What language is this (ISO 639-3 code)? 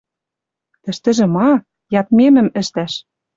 mrj